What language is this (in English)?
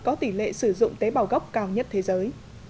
Vietnamese